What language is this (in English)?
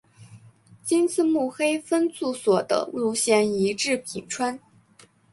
Chinese